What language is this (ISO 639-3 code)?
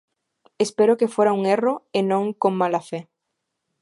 glg